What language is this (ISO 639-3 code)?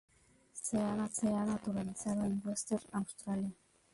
spa